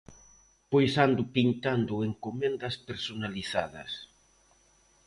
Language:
Galician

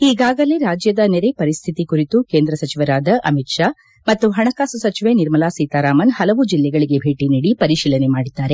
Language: Kannada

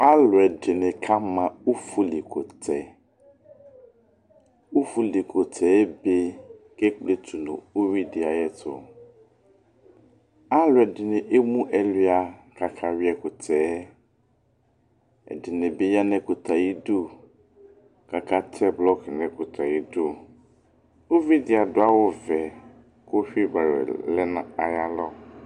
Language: Ikposo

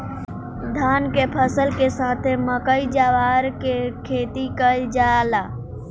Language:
Bhojpuri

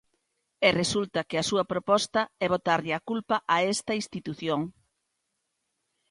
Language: Galician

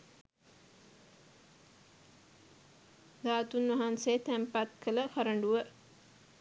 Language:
Sinhala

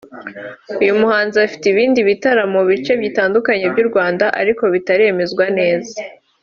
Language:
Kinyarwanda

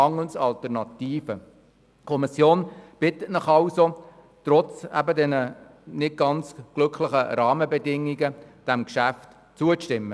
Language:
Swiss German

